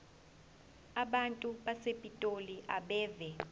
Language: Zulu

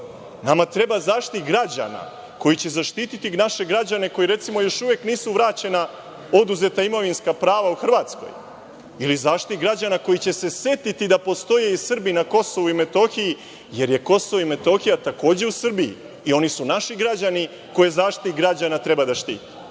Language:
Serbian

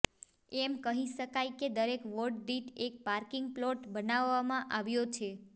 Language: Gujarati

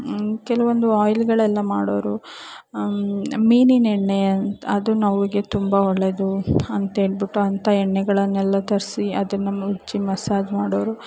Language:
Kannada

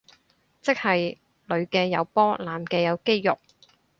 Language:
Cantonese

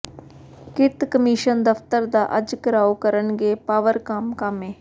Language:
Punjabi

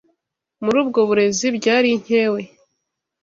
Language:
Kinyarwanda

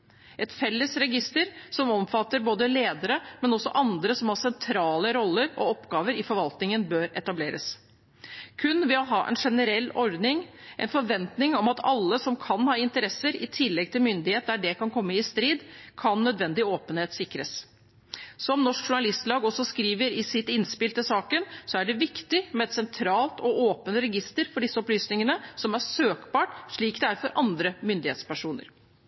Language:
Norwegian Bokmål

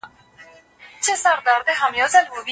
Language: Pashto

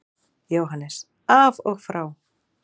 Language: Icelandic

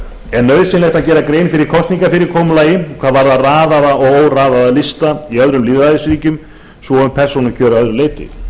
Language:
Icelandic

